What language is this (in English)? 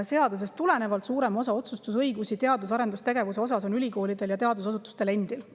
Estonian